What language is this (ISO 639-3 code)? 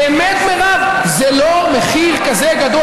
heb